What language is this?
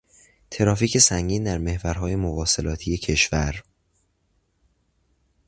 Persian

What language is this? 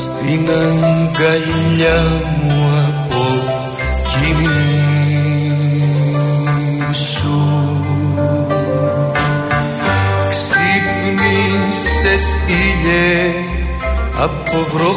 Greek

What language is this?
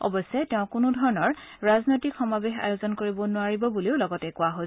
Assamese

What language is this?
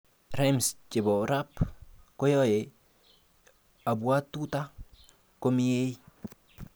Kalenjin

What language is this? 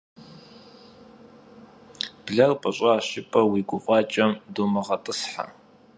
Kabardian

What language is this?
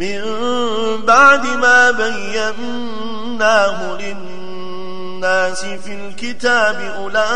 Arabic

